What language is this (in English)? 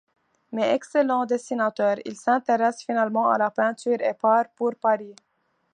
French